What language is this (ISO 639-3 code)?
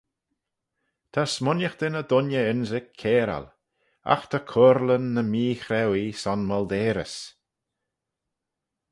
glv